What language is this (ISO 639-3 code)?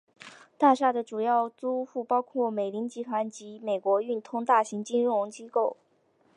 zho